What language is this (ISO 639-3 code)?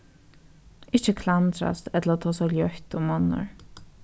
fao